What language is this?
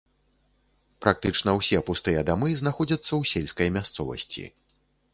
Belarusian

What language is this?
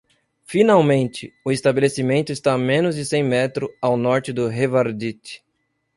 Portuguese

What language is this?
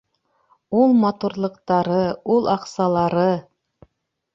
Bashkir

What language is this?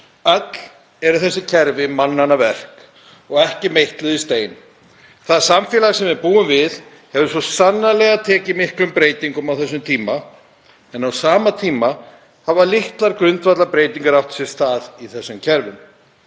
Icelandic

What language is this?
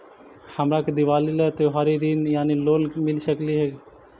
Magahi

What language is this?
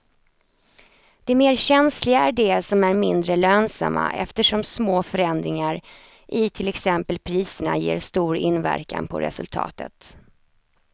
Swedish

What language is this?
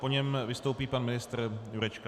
Czech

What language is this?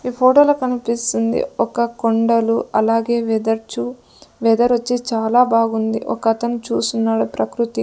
Telugu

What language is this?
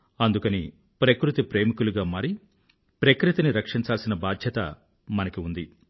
Telugu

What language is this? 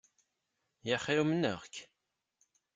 Kabyle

